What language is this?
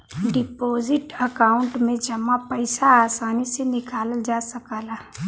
Bhojpuri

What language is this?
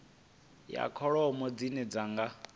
Venda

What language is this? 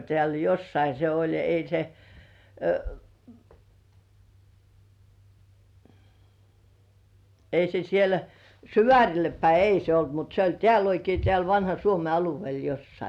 Finnish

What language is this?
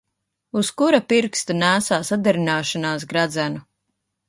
Latvian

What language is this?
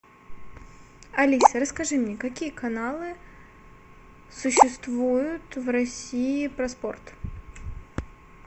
Russian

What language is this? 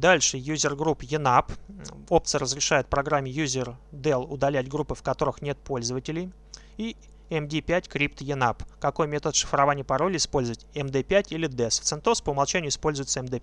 Russian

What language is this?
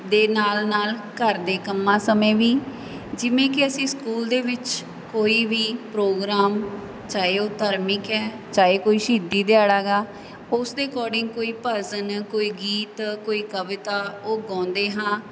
Punjabi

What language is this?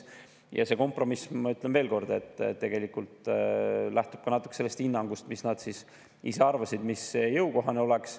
Estonian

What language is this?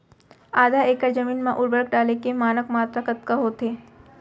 Chhattisgarhi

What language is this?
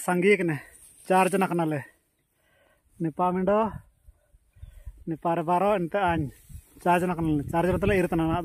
Indonesian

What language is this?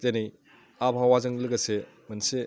Bodo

